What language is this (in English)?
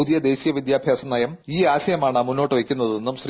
Malayalam